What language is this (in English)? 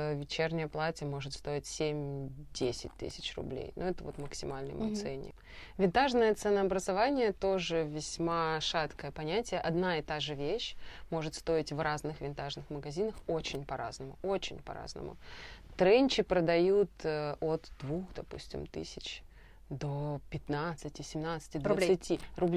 Russian